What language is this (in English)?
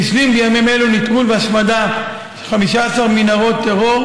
Hebrew